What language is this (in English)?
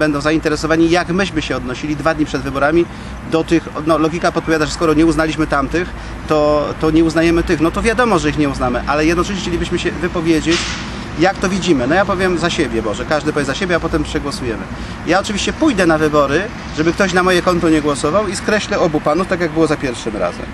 Polish